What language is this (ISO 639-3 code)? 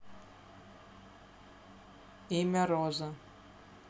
rus